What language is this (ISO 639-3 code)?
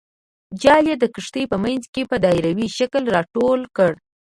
pus